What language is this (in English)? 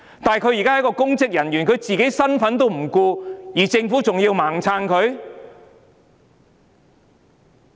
Cantonese